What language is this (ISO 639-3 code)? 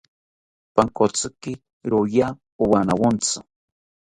cpy